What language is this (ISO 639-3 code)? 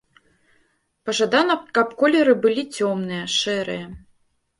bel